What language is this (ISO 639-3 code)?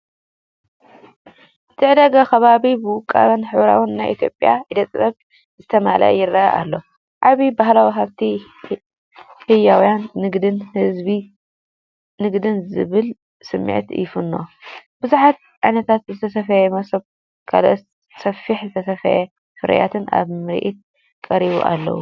tir